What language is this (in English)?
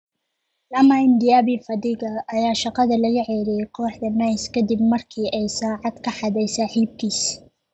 Somali